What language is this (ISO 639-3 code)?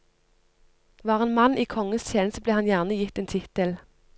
nor